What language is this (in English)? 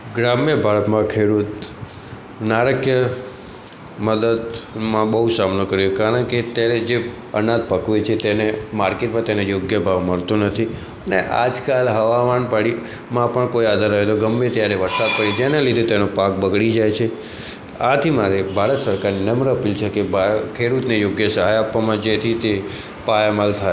Gujarati